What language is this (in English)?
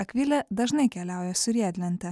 Lithuanian